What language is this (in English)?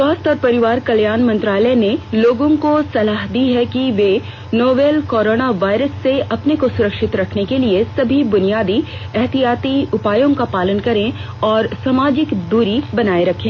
Hindi